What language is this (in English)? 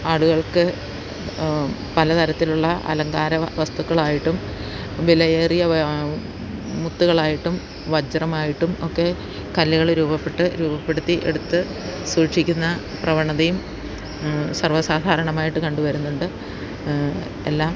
Malayalam